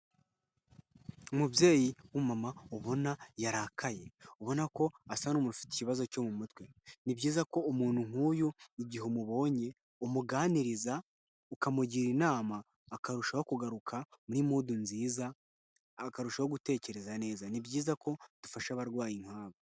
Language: Kinyarwanda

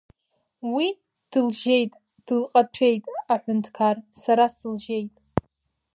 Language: Abkhazian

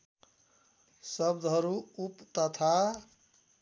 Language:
Nepali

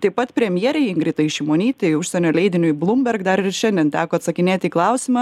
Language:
Lithuanian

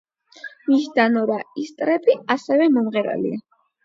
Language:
Georgian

